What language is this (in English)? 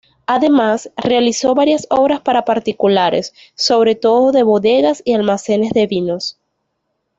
Spanish